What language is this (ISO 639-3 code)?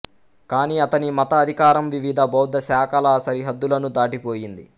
tel